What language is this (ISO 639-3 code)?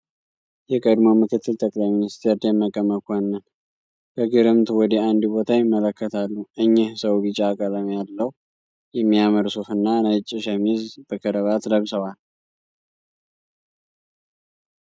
amh